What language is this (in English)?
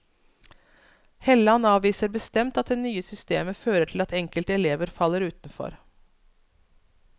Norwegian